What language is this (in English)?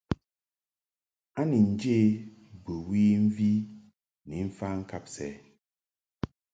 Mungaka